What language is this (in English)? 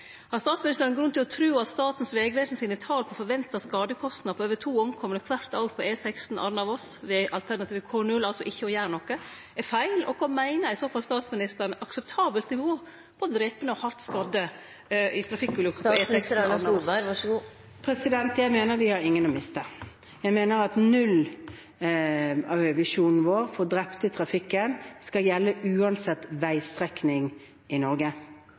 Norwegian